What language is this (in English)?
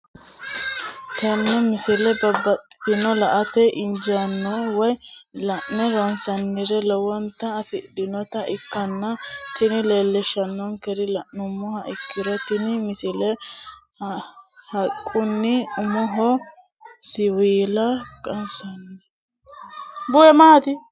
Sidamo